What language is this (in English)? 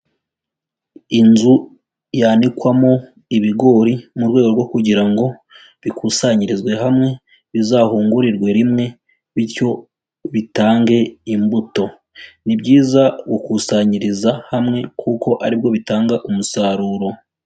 Kinyarwanda